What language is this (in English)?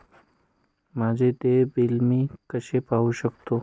Marathi